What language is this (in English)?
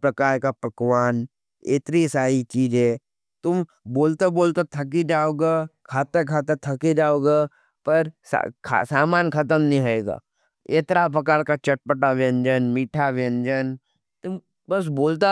Nimadi